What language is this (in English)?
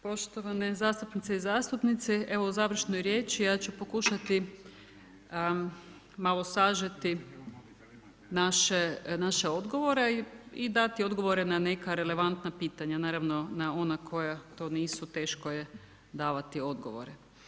Croatian